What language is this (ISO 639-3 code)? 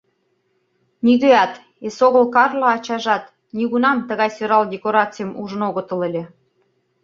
chm